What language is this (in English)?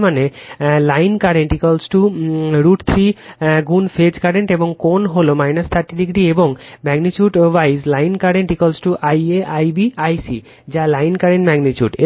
Bangla